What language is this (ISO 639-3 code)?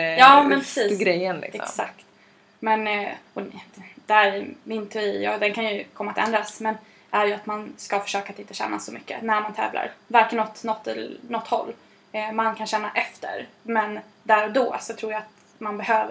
swe